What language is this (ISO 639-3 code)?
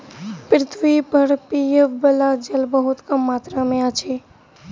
mai